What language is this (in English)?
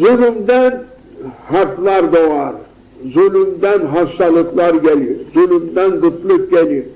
Turkish